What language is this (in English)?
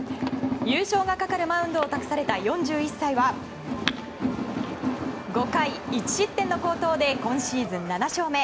Japanese